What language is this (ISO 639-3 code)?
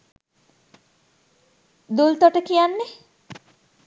sin